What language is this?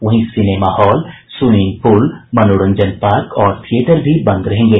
Hindi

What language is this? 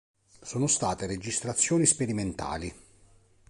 Italian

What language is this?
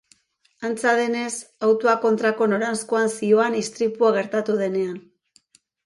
Basque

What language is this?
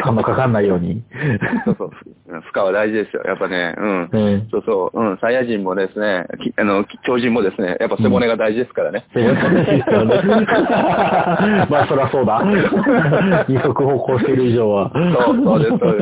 Japanese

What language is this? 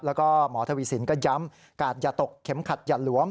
Thai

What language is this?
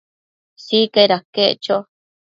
Matsés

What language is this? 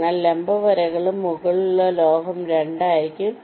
Malayalam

